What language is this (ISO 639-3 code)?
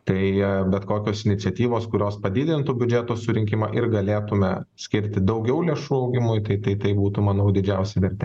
lit